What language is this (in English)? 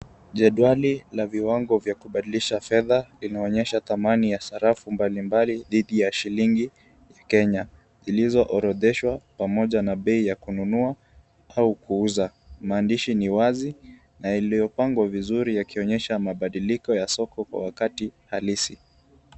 Swahili